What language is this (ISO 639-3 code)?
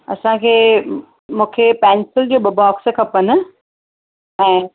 snd